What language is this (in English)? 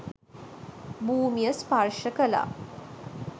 Sinhala